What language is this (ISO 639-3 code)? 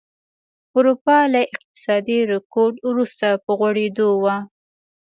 pus